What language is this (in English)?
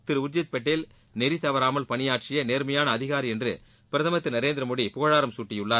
Tamil